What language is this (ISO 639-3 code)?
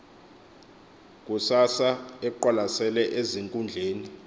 xho